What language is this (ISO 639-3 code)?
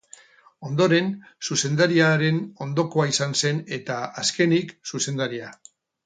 eus